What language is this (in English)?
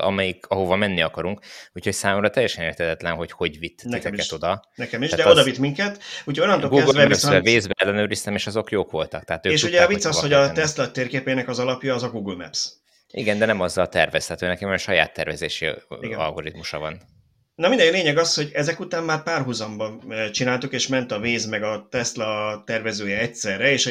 Hungarian